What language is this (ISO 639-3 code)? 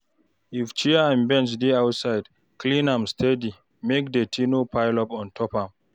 pcm